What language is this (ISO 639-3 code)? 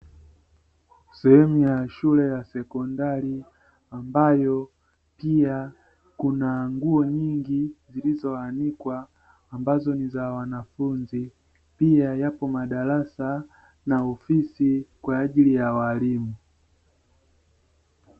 swa